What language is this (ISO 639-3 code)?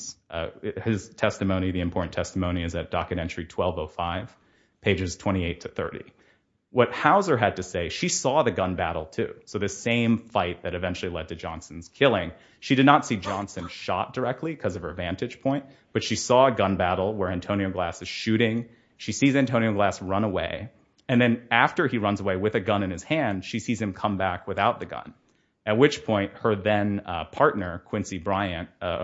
eng